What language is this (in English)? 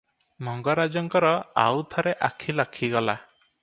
Odia